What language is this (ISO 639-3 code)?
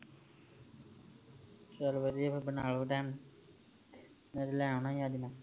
pan